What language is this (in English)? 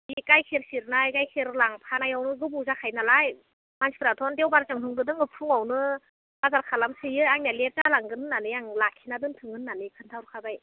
Bodo